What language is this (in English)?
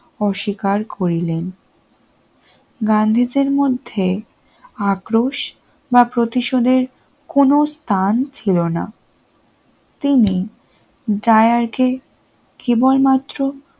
Bangla